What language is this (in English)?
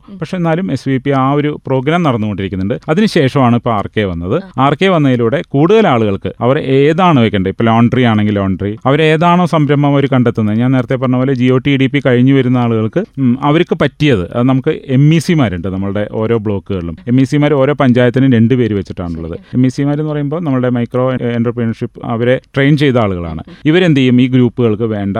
Malayalam